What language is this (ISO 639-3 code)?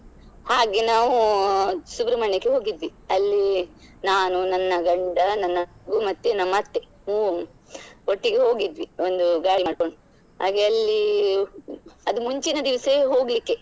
kan